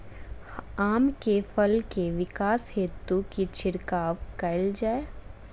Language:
Maithili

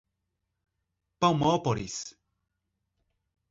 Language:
Portuguese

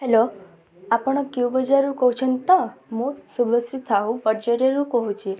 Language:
Odia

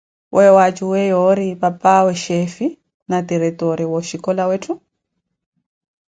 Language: Koti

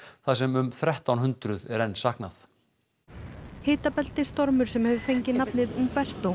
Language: Icelandic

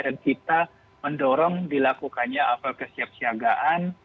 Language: Indonesian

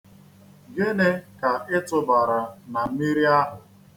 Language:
Igbo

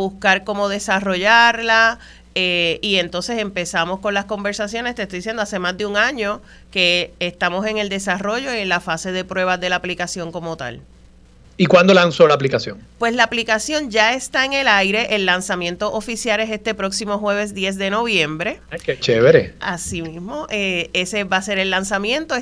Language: Spanish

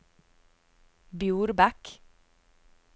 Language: Norwegian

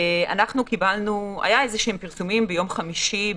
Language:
Hebrew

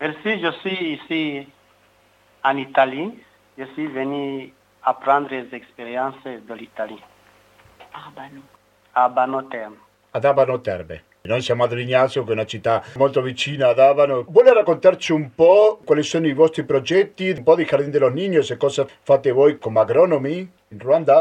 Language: Italian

